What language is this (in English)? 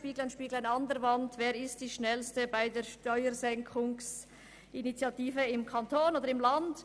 Swiss German